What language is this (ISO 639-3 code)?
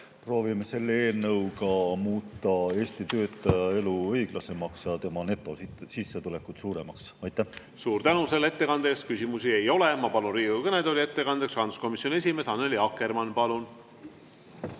est